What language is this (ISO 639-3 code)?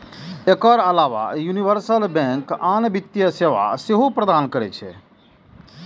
mai